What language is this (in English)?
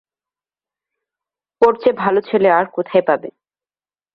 Bangla